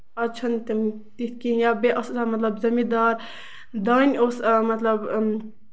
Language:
Kashmiri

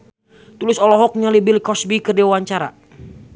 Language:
Sundanese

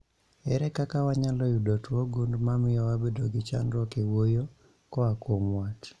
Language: Luo (Kenya and Tanzania)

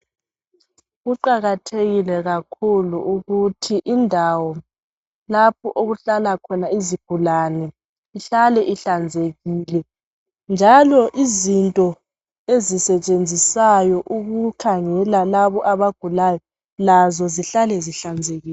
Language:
North Ndebele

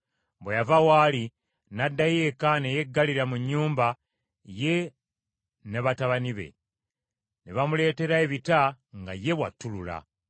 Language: Ganda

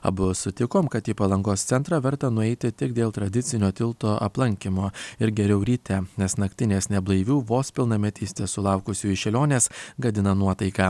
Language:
Lithuanian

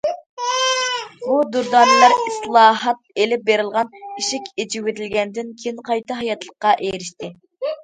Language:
Uyghur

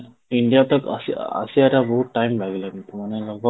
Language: Odia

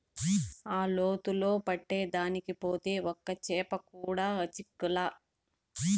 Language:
Telugu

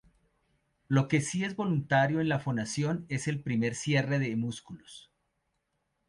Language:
Spanish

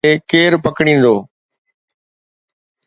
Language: Sindhi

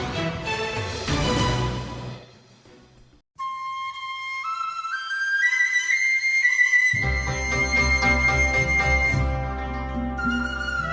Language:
Vietnamese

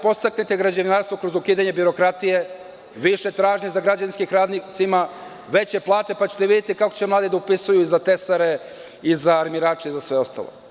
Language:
Serbian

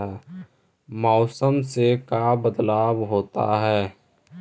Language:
Magahi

